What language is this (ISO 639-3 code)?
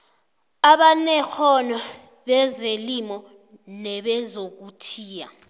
nbl